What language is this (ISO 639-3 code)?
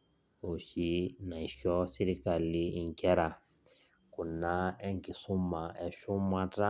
mas